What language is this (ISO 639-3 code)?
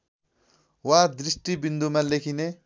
nep